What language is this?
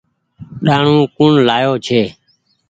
Goaria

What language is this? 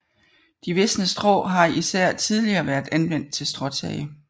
Danish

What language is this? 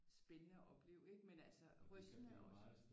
Danish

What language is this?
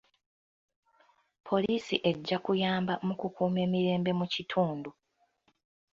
Ganda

